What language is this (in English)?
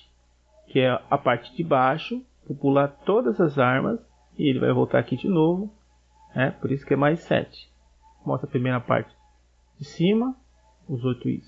Portuguese